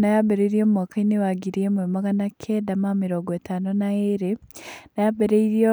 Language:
Kikuyu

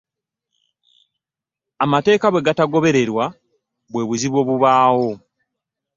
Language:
Ganda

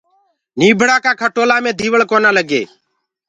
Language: Gurgula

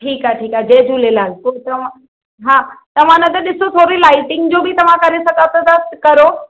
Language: Sindhi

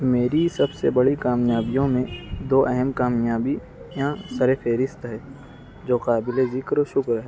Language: Urdu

